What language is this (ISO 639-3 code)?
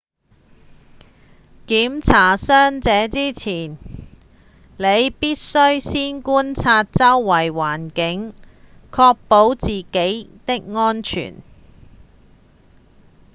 yue